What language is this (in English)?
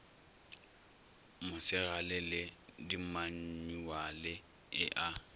Northern Sotho